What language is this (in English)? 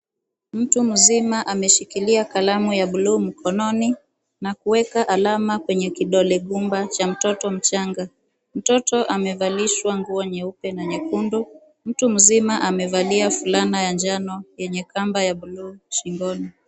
Swahili